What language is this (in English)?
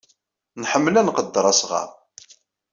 Kabyle